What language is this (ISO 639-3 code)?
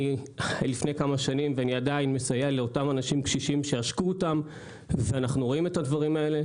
heb